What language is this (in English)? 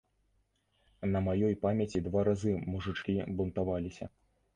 Belarusian